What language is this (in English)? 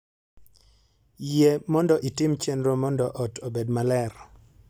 Luo (Kenya and Tanzania)